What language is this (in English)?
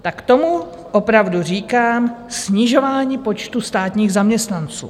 Czech